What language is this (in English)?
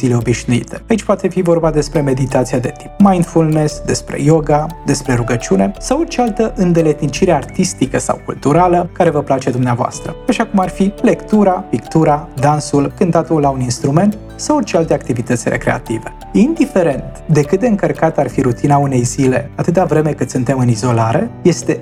Romanian